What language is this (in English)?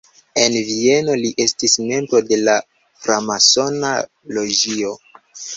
Esperanto